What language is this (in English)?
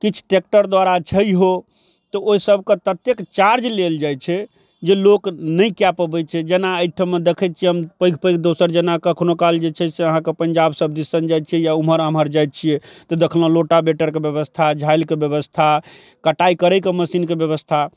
Maithili